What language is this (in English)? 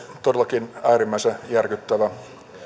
Finnish